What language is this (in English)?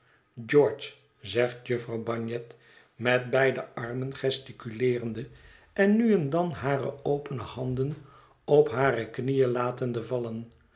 Dutch